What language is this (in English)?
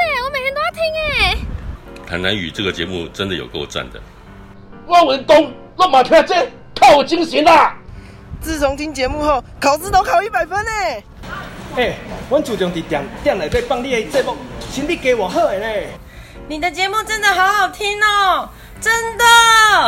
Chinese